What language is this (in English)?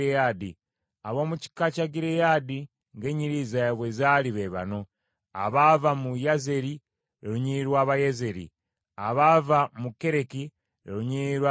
Ganda